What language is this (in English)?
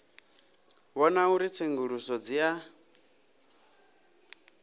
Venda